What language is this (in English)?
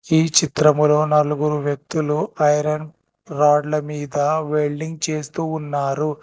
Telugu